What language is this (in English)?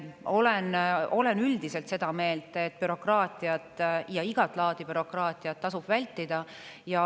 Estonian